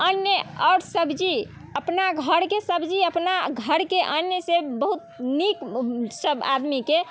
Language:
Maithili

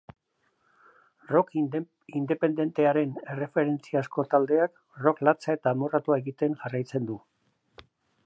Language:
Basque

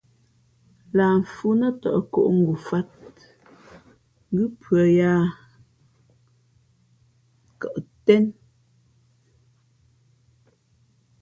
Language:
Fe'fe'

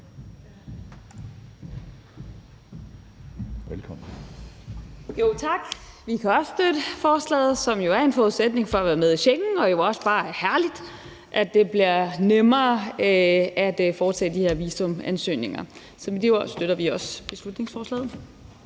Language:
Danish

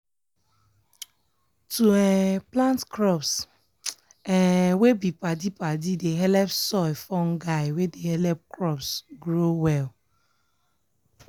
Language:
Nigerian Pidgin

